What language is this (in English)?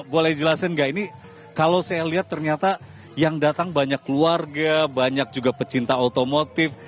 Indonesian